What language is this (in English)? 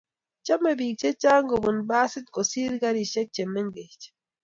Kalenjin